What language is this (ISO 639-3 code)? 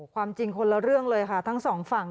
tha